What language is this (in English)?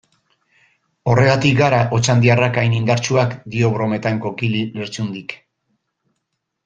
Basque